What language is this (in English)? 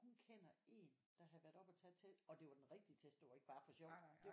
Danish